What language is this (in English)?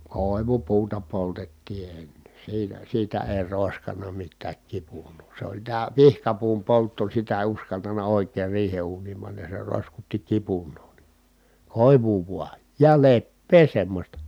Finnish